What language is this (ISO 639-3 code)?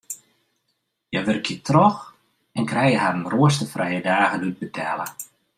fry